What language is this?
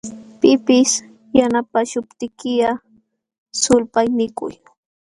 Jauja Wanca Quechua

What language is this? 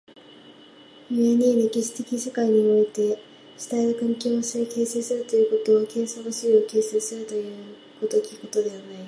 Japanese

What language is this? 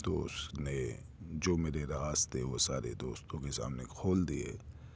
Urdu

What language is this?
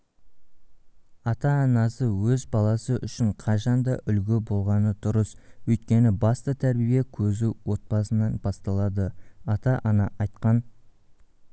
Kazakh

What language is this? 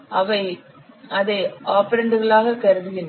Tamil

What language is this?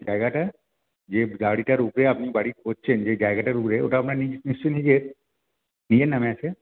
Bangla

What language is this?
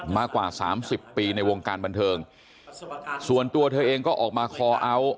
Thai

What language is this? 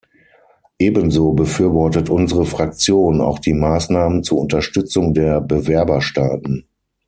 German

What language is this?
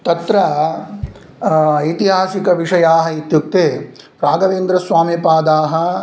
Sanskrit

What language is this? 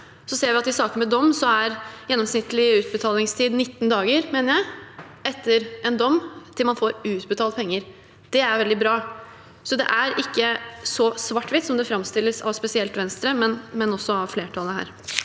Norwegian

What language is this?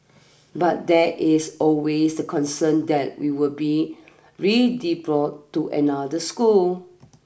English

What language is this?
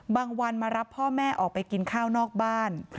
Thai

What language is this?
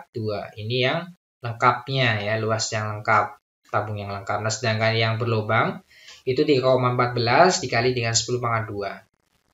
Indonesian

